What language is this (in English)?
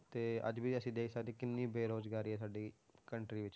Punjabi